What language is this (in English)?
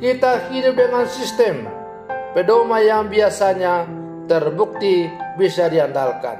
Indonesian